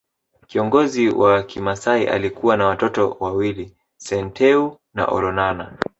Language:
Swahili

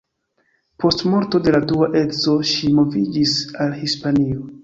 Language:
Esperanto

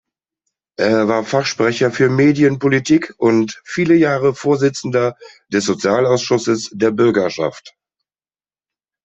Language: German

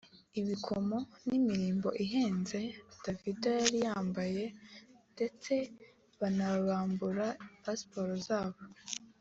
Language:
Kinyarwanda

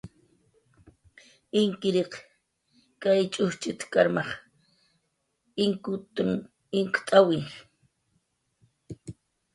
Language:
Jaqaru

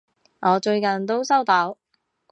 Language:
Cantonese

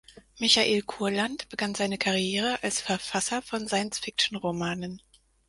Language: German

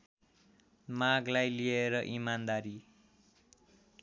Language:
Nepali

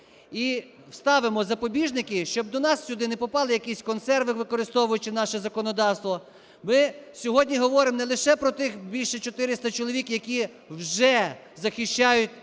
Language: Ukrainian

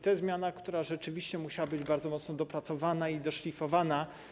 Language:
Polish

